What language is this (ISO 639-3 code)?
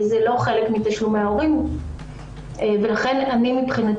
heb